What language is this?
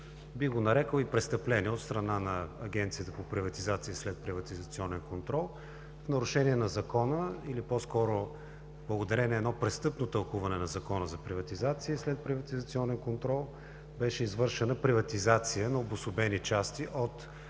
Bulgarian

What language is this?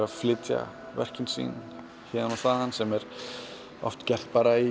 Icelandic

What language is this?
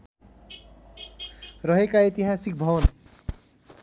Nepali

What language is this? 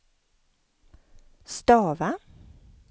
Swedish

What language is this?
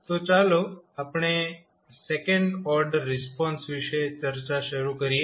Gujarati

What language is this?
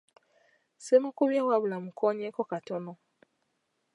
Ganda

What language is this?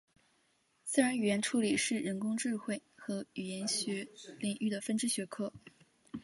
Chinese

